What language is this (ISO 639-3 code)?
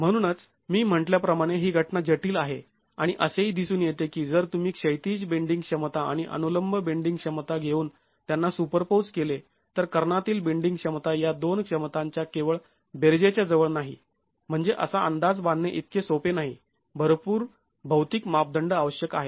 mar